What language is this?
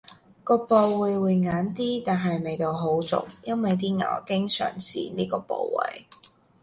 Cantonese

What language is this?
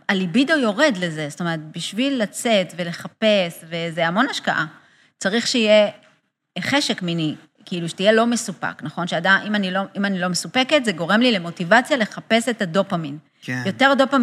Hebrew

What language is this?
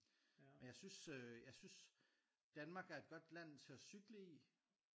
Danish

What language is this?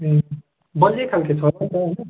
Nepali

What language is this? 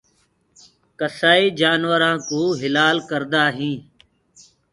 Gurgula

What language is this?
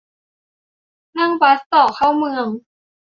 Thai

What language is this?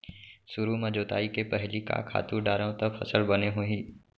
Chhattisgarhi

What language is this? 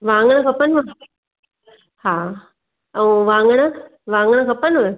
Sindhi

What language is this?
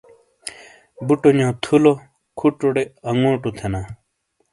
Shina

